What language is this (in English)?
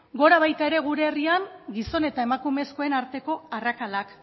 Basque